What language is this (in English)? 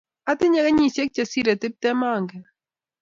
Kalenjin